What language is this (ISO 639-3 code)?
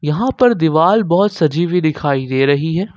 hin